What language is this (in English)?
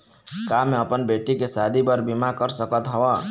Chhattisgarhi